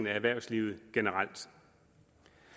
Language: Danish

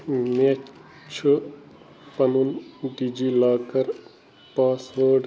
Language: Kashmiri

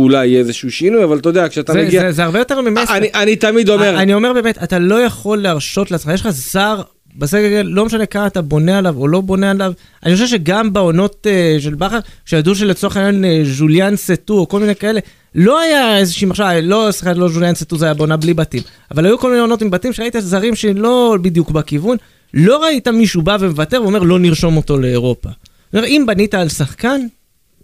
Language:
Hebrew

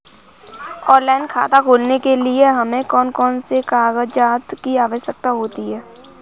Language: Hindi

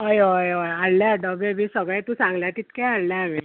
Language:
Konkani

